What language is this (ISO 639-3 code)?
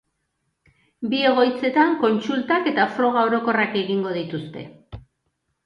eus